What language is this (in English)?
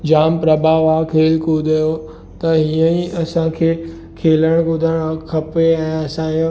Sindhi